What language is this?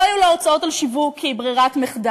Hebrew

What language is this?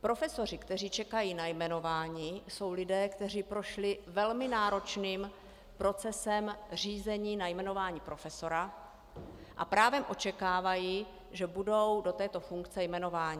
Czech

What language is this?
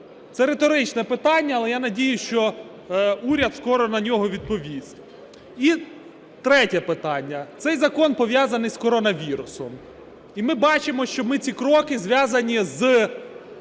Ukrainian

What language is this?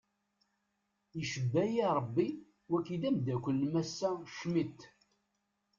Kabyle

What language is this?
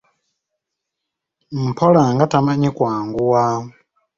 Ganda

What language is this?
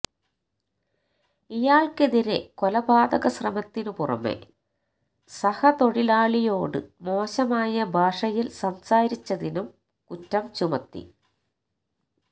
Malayalam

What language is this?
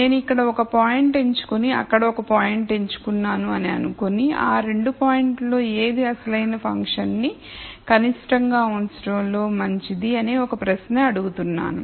Telugu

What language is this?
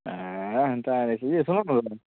Odia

